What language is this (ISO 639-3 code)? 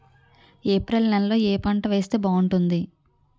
tel